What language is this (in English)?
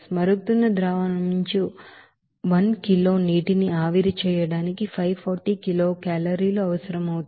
Telugu